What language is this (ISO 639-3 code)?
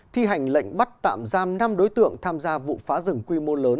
vie